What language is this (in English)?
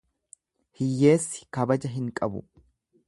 Oromo